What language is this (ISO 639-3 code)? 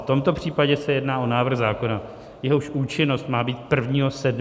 ces